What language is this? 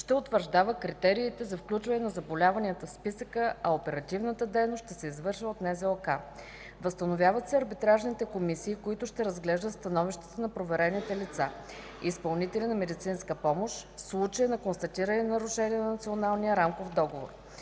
Bulgarian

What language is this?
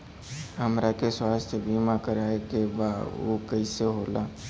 Bhojpuri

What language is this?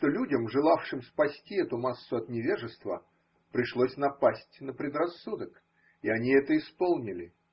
Russian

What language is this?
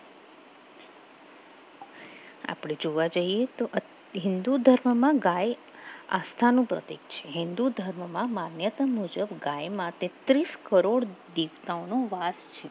Gujarati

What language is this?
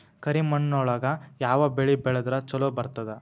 Kannada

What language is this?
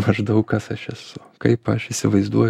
Lithuanian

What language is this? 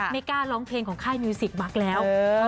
Thai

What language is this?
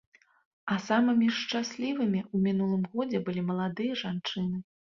Belarusian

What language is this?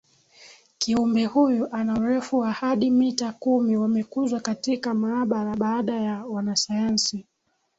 Swahili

